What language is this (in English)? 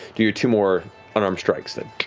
English